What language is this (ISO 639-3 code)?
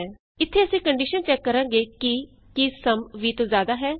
pan